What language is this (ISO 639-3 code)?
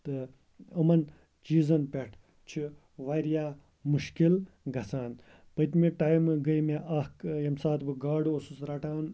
kas